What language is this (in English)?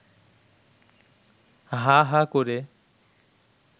Bangla